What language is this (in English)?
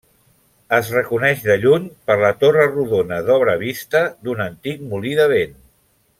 Catalan